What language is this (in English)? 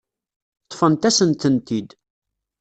Kabyle